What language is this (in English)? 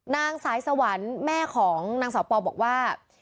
Thai